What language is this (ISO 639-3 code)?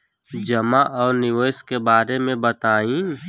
bho